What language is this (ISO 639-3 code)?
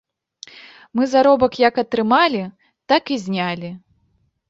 bel